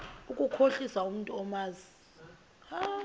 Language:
Xhosa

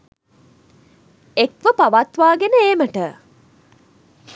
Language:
Sinhala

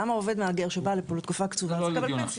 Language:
Hebrew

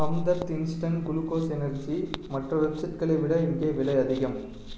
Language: Tamil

